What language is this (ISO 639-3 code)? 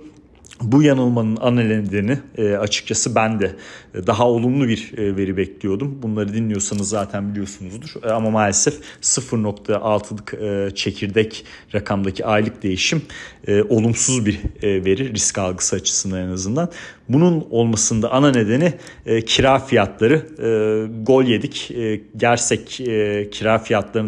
tur